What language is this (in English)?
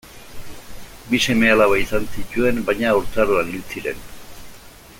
Basque